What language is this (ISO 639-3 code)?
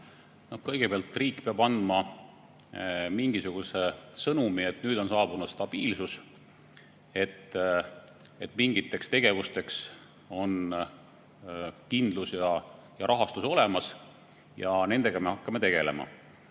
est